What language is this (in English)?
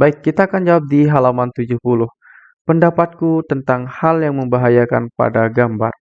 Indonesian